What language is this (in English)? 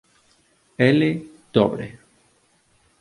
Galician